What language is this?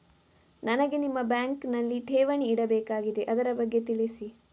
Kannada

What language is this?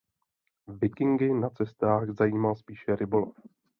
Czech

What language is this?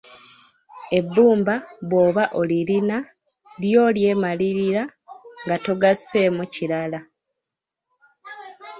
Ganda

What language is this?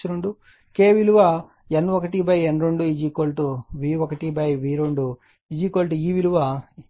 Telugu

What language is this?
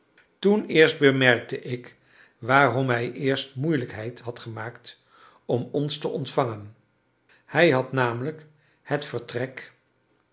Dutch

